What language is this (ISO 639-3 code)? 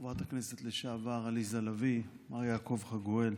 heb